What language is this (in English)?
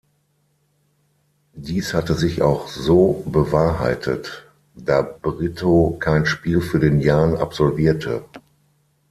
German